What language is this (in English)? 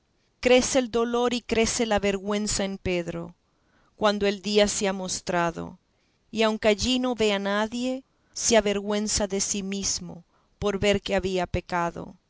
Spanish